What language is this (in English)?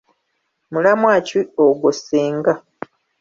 Ganda